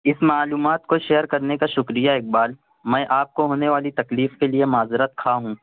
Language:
Urdu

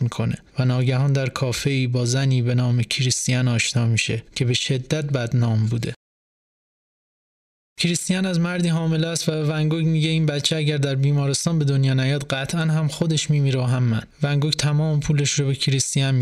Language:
Persian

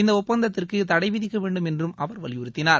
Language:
Tamil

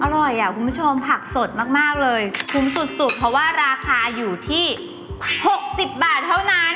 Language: Thai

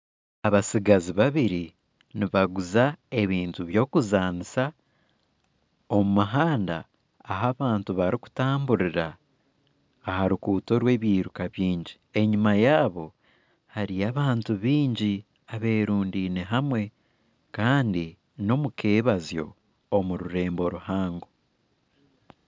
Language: Nyankole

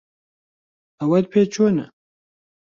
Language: Central Kurdish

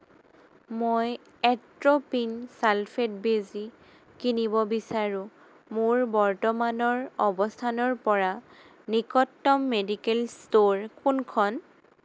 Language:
Assamese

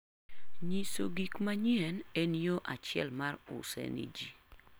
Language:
Luo (Kenya and Tanzania)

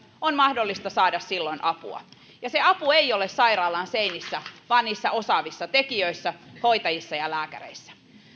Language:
Finnish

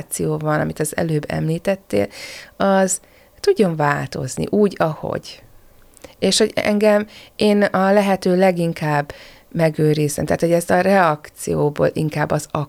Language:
Hungarian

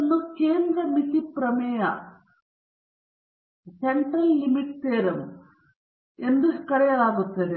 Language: Kannada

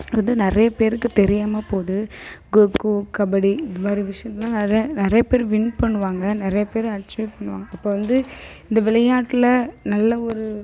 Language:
Tamil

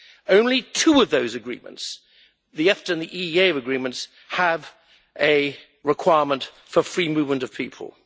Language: English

